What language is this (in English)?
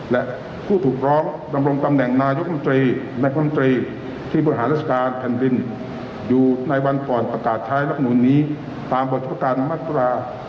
Thai